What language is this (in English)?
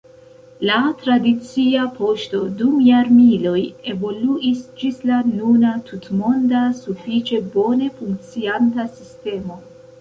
Esperanto